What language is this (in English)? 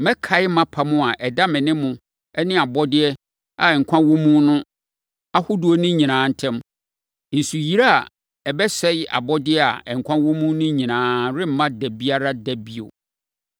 Akan